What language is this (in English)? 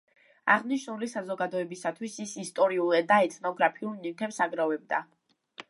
Georgian